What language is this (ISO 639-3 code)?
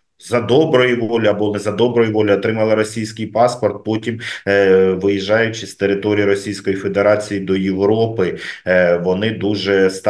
ukr